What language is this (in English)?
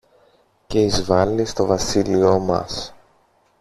Greek